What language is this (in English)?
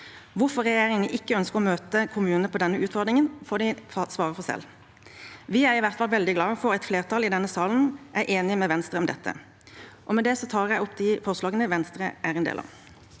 Norwegian